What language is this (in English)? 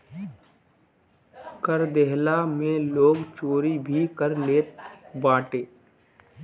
Bhojpuri